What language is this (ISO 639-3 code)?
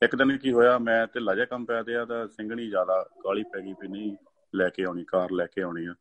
pan